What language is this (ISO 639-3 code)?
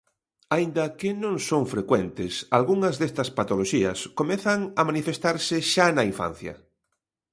glg